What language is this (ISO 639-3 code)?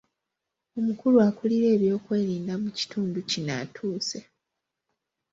lug